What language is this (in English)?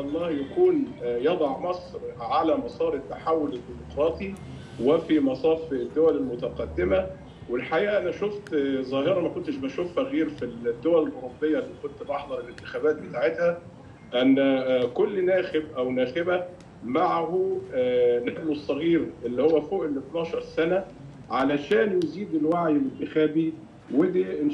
Arabic